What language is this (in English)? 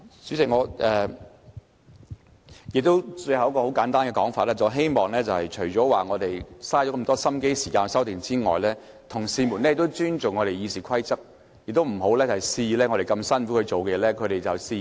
Cantonese